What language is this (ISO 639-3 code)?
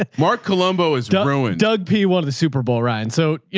eng